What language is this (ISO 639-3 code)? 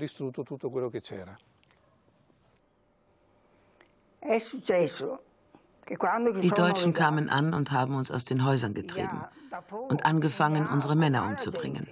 deu